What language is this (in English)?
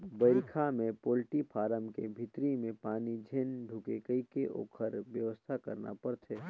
Chhattisgarhi